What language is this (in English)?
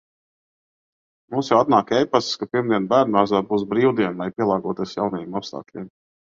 Latvian